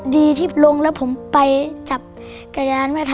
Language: Thai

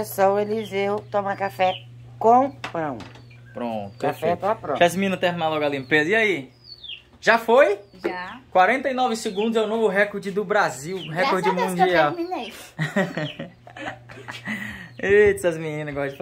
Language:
Portuguese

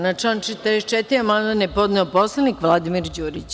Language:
Serbian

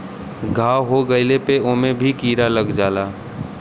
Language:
Bhojpuri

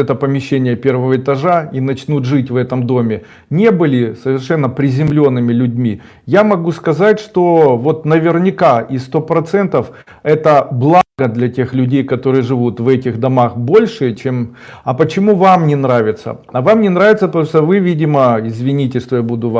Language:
Russian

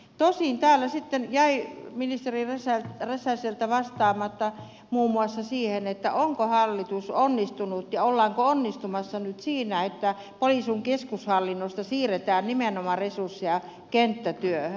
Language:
Finnish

